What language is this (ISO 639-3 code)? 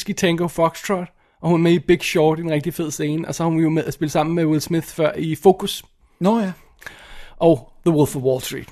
dan